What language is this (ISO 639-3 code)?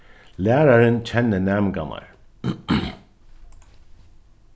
fao